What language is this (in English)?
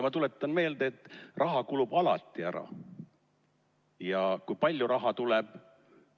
Estonian